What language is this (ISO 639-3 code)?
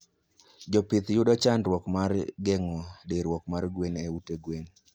luo